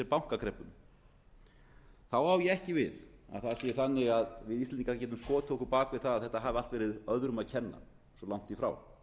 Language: Icelandic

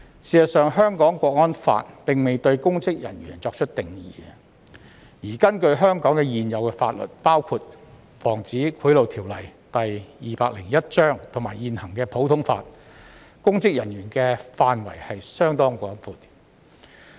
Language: Cantonese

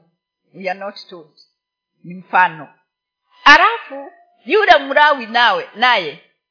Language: Swahili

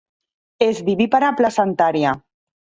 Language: Catalan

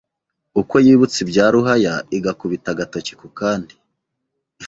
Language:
Kinyarwanda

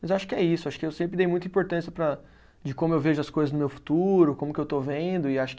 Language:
Portuguese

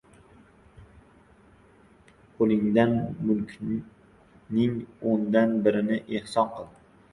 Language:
Uzbek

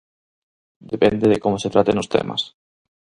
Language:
Galician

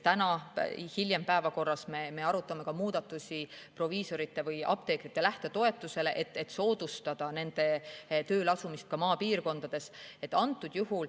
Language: Estonian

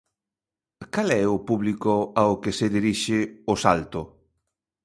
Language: Galician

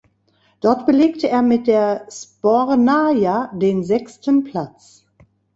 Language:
German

